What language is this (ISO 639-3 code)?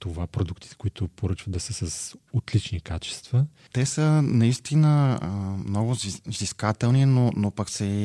bul